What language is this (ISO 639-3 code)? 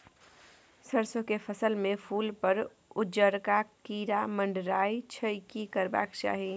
mai